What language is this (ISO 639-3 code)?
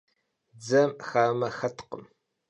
kbd